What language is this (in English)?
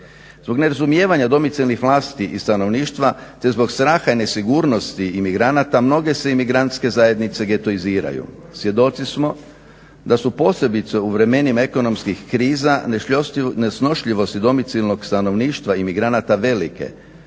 Croatian